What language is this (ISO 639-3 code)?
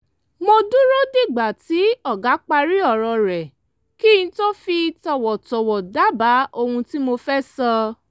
yor